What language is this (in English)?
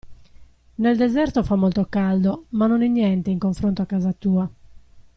Italian